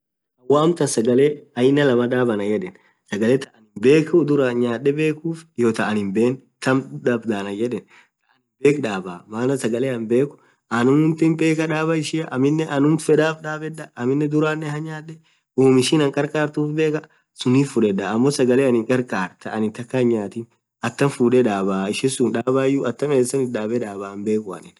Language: Orma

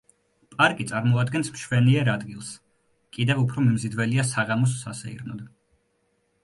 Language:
Georgian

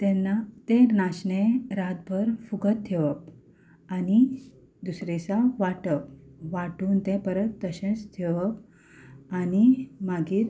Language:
Konkani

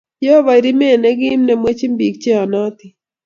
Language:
Kalenjin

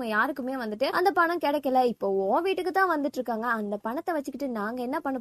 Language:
Arabic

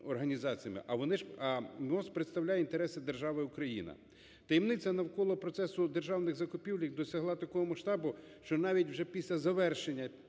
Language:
Ukrainian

